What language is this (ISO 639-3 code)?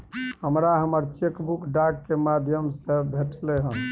mai